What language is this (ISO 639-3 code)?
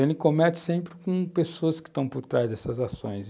por